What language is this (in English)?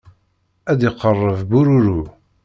Kabyle